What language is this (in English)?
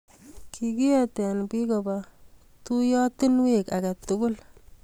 Kalenjin